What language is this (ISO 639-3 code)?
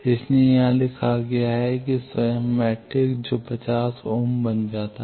hin